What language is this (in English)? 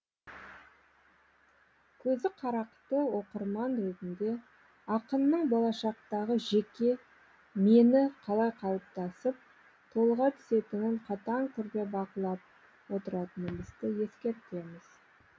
Kazakh